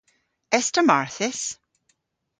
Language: Cornish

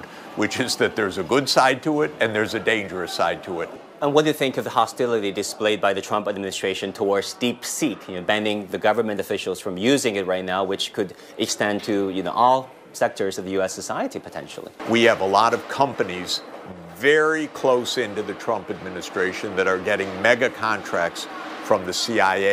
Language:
English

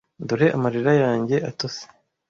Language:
Kinyarwanda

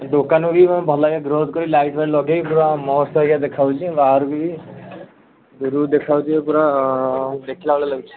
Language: Odia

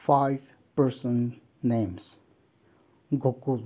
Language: Manipuri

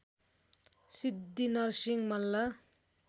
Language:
Nepali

